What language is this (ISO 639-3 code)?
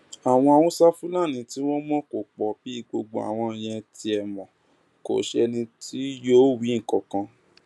yor